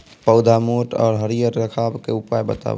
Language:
Maithili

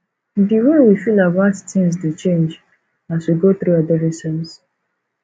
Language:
Nigerian Pidgin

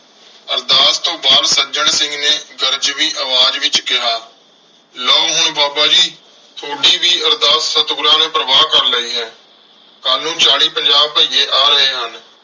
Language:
Punjabi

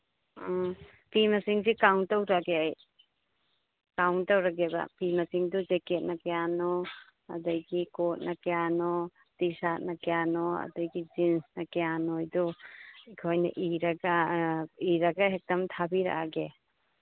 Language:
Manipuri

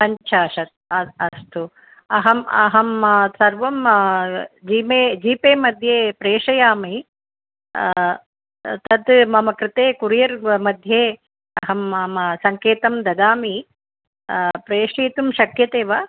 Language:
Sanskrit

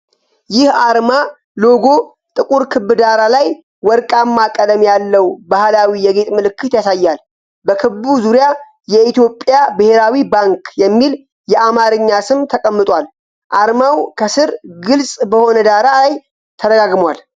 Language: Amharic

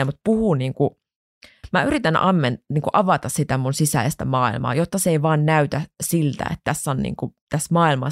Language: Finnish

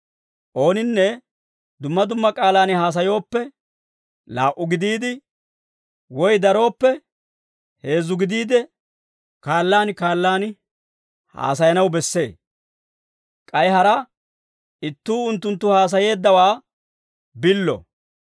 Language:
Dawro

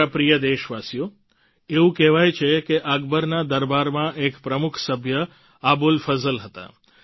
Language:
Gujarati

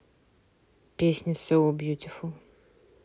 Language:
Russian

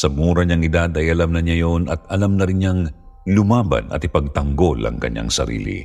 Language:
Filipino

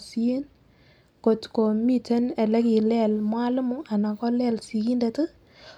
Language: Kalenjin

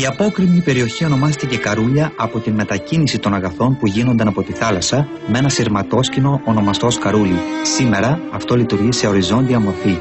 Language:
Greek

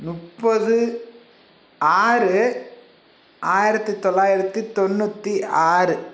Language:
Tamil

